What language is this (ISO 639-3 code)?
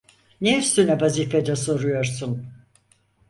tur